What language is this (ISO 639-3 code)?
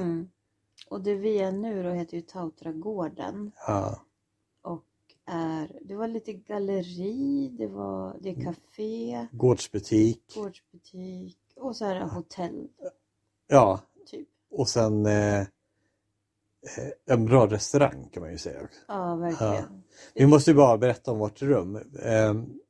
swe